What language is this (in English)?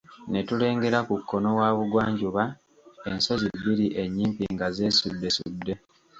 Ganda